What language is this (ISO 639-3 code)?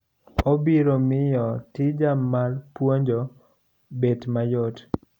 luo